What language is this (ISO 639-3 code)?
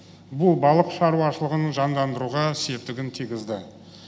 kaz